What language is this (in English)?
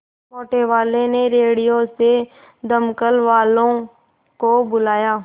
Hindi